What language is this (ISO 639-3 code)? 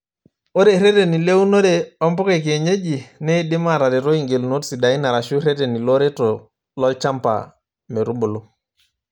mas